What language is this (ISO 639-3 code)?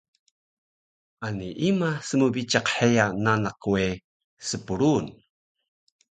trv